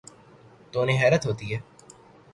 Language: Urdu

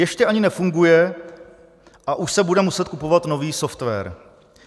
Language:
Czech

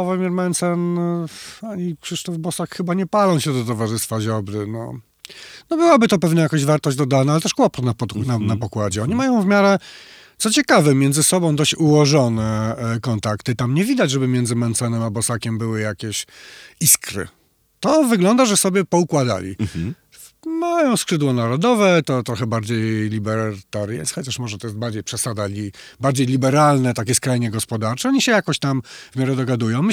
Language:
Polish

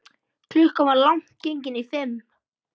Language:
Icelandic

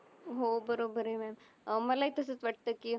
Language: Marathi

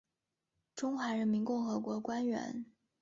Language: Chinese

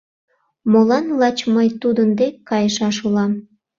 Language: Mari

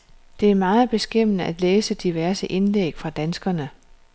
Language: Danish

